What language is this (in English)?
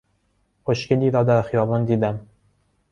Persian